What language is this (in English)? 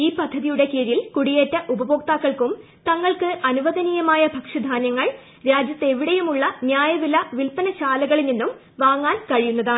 Malayalam